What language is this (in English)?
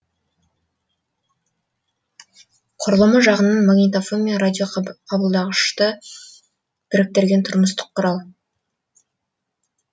Kazakh